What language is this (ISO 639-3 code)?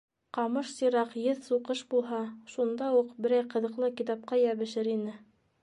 bak